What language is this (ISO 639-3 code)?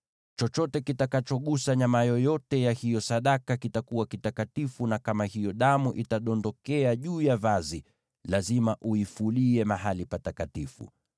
swa